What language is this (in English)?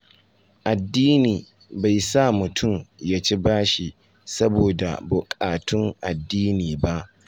Hausa